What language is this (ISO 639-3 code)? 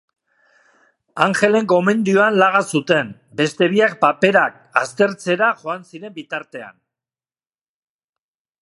eus